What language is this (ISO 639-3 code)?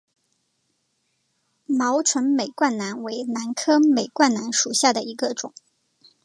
zho